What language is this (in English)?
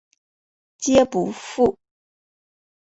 Chinese